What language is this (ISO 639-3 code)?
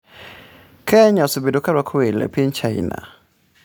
luo